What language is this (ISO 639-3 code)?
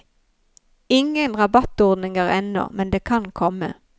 nor